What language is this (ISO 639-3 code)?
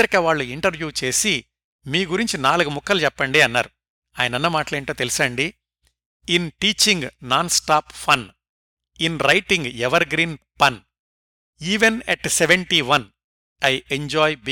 tel